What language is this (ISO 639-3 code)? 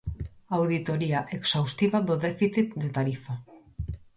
glg